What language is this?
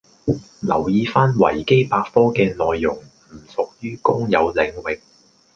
Cantonese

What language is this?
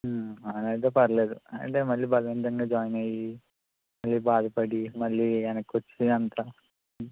Telugu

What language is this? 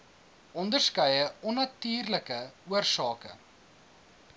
Afrikaans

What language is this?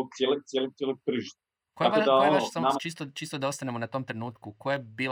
Croatian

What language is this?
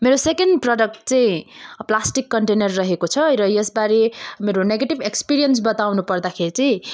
Nepali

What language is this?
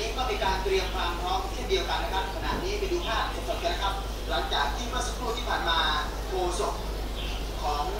Thai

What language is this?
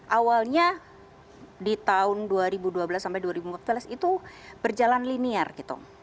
Indonesian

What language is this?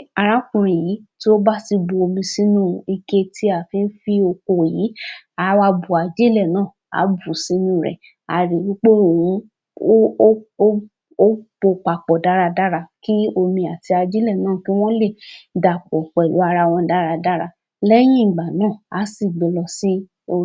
Yoruba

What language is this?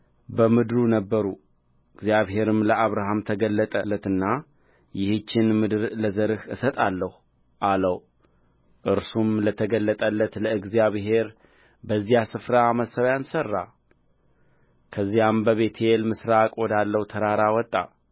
Amharic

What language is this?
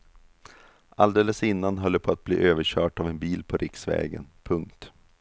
Swedish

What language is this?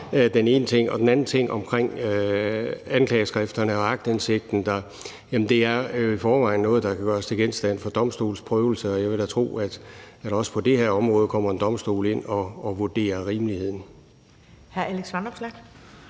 Danish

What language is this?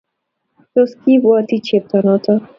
Kalenjin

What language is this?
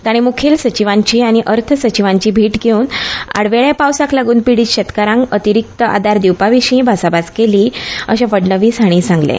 Konkani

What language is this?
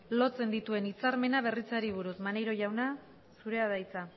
Basque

